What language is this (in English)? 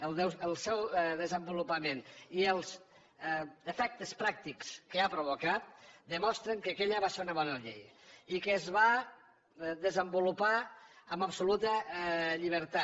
Catalan